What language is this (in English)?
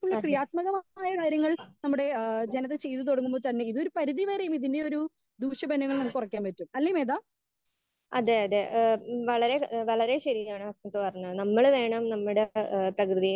Malayalam